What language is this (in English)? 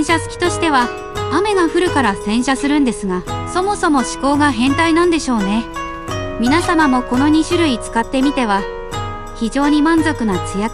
Japanese